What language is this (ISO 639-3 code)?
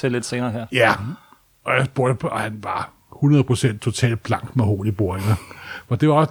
dan